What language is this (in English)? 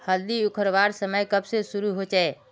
Magahi